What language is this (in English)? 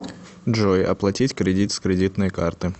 Russian